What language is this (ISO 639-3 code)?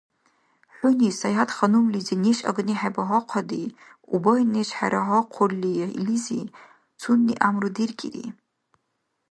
dar